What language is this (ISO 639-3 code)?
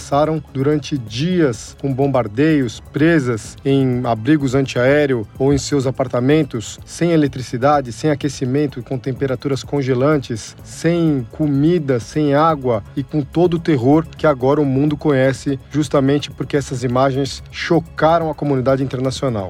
por